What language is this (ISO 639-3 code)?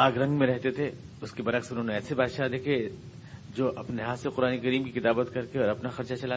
urd